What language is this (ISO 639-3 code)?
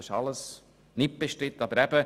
gsw